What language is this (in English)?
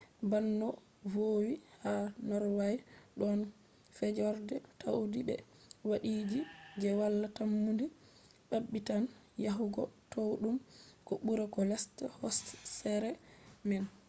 Fula